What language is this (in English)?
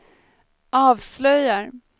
Swedish